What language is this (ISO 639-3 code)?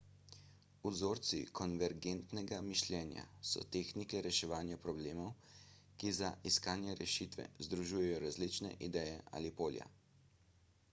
slv